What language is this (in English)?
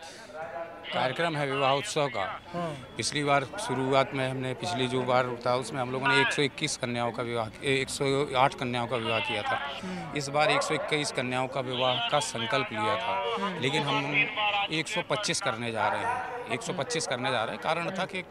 Hindi